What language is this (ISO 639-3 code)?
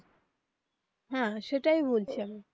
ben